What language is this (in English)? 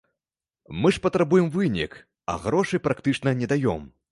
Belarusian